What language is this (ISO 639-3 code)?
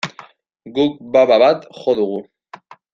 eus